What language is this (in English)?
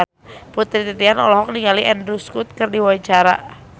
Sundanese